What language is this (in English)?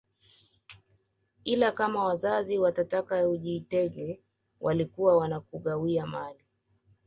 Swahili